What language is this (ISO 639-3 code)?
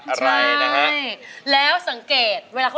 tha